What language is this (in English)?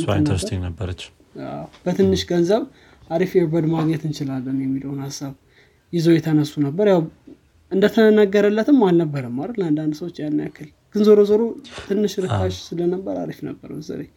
Amharic